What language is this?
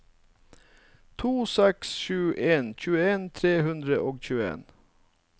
Norwegian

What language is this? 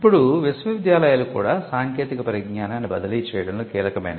Telugu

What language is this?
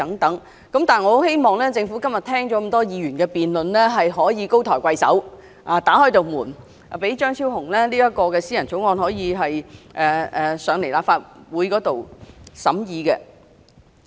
Cantonese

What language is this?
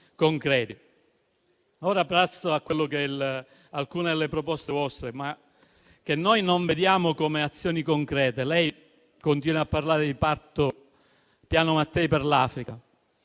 Italian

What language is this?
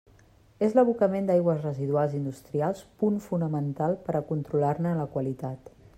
Catalan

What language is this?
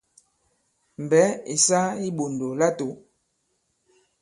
Bankon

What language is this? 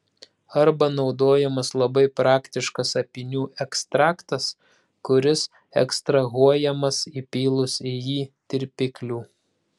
Lithuanian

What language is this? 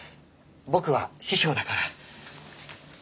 Japanese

